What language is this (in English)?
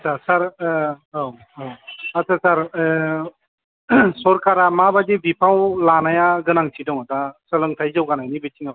Bodo